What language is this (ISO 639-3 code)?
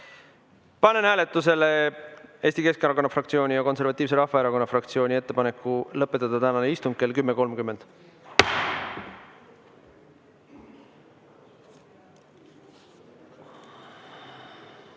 est